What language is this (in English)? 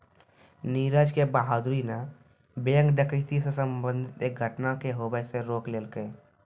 Maithili